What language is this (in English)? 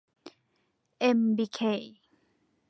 Thai